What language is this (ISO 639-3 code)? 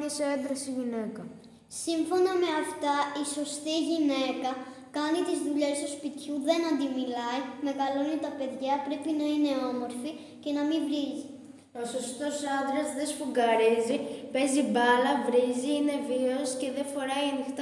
ell